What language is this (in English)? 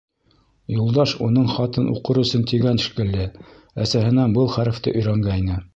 Bashkir